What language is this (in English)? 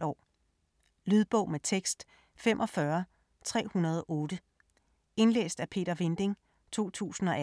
Danish